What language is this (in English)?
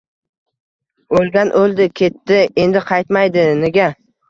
Uzbek